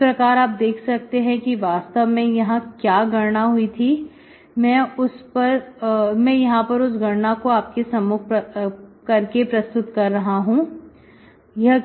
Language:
Hindi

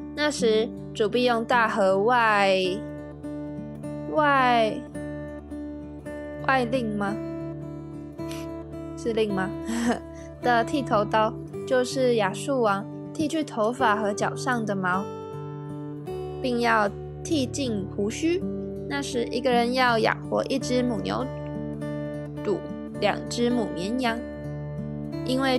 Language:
Chinese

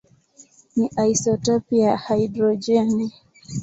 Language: Swahili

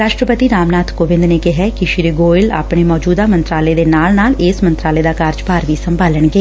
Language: Punjabi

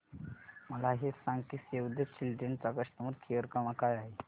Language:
Marathi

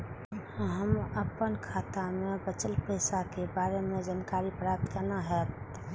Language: Maithili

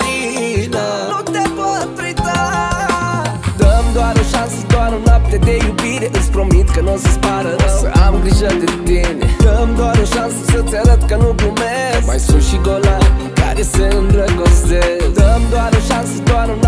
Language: Romanian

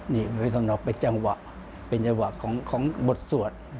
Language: Thai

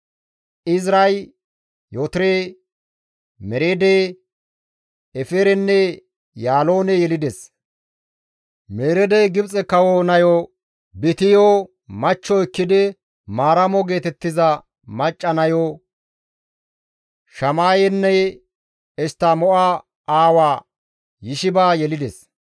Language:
Gamo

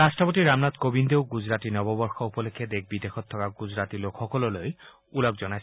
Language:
Assamese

